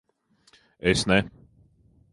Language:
Latvian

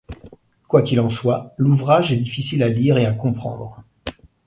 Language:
French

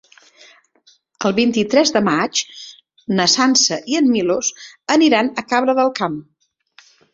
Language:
Catalan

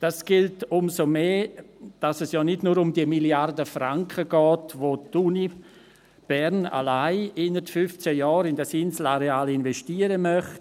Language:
Swiss German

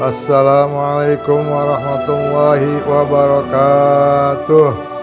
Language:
Indonesian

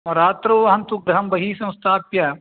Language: Sanskrit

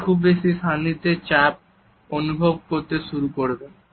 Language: Bangla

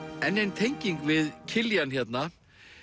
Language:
Icelandic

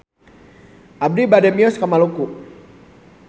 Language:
Sundanese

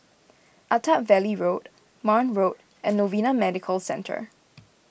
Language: English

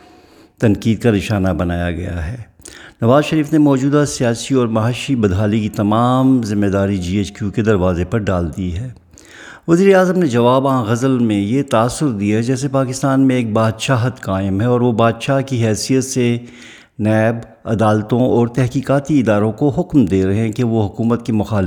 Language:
Urdu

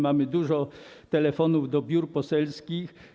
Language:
Polish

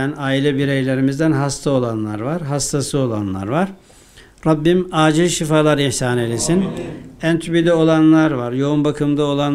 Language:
Turkish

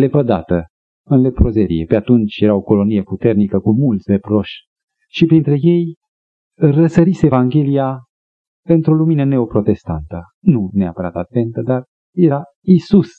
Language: Romanian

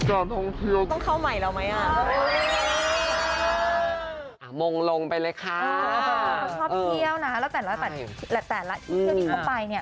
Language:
Thai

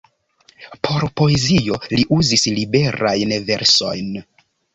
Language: Esperanto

